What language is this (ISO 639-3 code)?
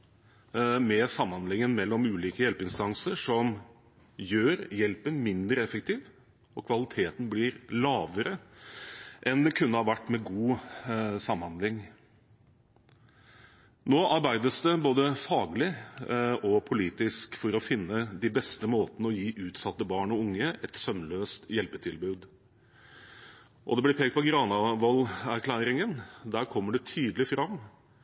nob